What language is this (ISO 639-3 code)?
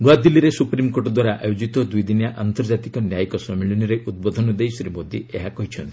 ori